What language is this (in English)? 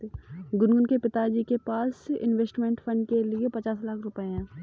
Hindi